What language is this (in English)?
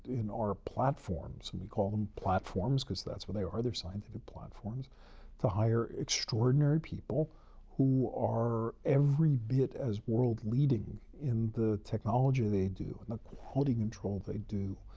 English